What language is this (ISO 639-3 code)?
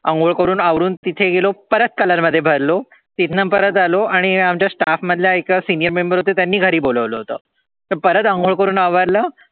mar